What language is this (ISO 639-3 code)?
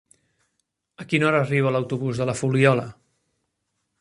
cat